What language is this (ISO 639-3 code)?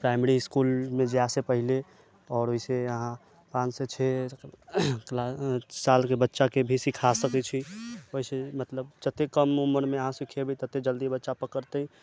mai